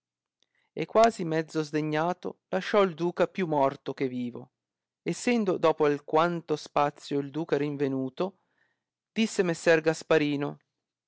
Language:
Italian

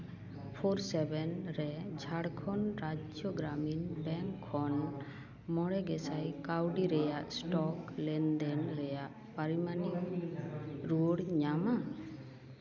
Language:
Santali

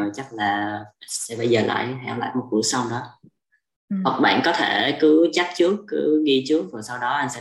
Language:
Vietnamese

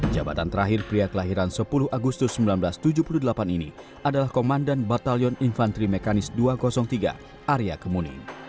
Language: Indonesian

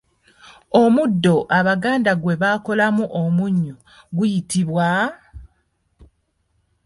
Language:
Ganda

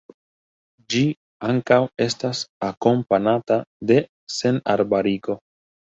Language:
Esperanto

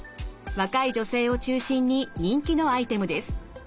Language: Japanese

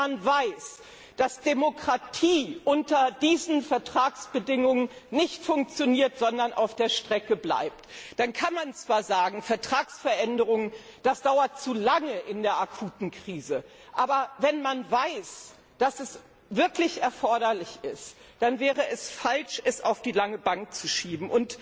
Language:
German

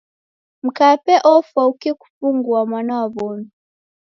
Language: Taita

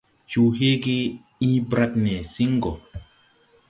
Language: Tupuri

